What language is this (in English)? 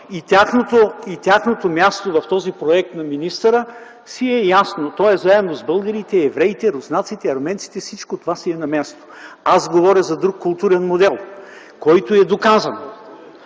Bulgarian